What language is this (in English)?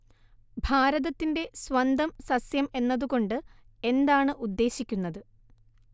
Malayalam